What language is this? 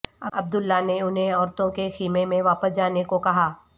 Urdu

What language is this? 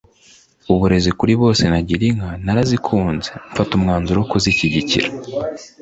Kinyarwanda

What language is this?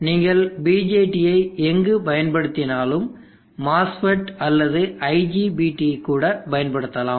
Tamil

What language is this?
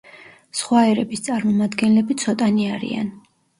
Georgian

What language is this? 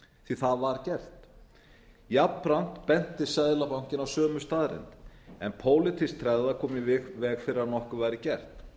Icelandic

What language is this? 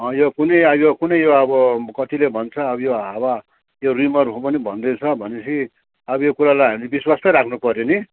Nepali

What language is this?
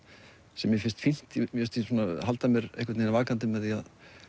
Icelandic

